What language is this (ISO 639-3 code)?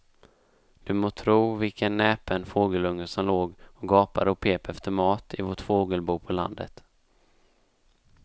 swe